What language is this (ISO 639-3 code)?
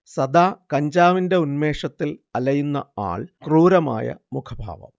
mal